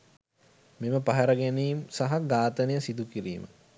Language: Sinhala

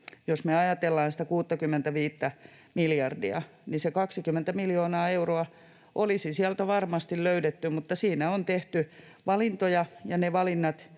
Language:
Finnish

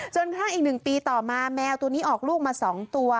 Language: Thai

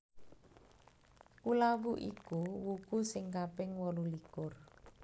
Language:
Javanese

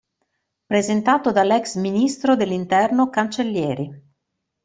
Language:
Italian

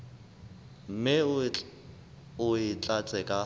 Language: Southern Sotho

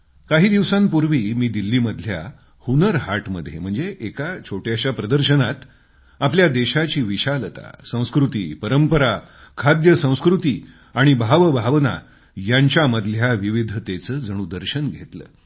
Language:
Marathi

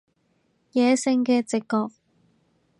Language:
Cantonese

